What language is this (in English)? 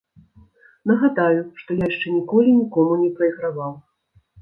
Belarusian